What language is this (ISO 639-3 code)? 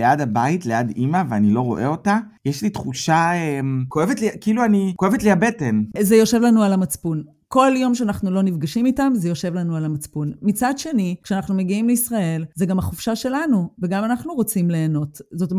heb